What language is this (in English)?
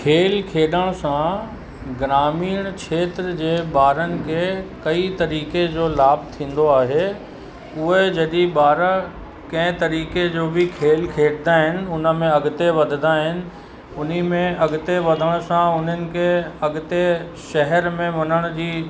Sindhi